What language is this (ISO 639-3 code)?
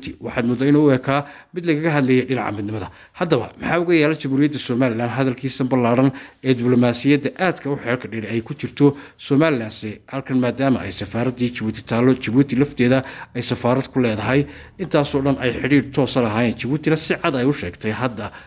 ara